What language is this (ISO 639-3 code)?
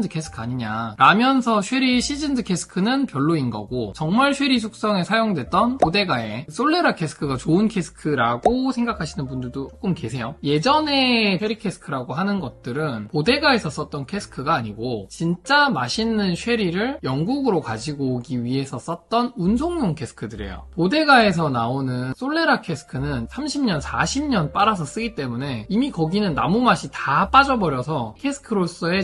kor